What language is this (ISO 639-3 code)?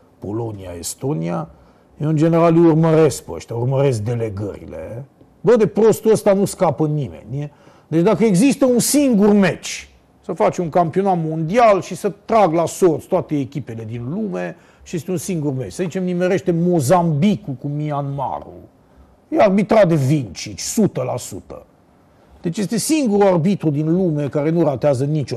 ron